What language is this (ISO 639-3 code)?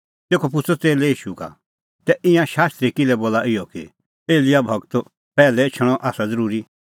kfx